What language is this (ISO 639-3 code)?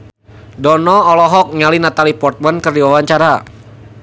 sun